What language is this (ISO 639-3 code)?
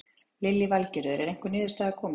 isl